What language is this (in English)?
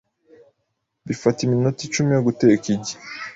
Kinyarwanda